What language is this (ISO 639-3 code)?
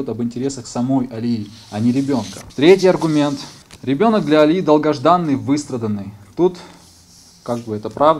rus